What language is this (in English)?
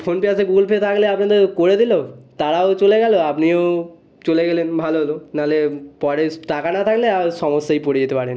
Bangla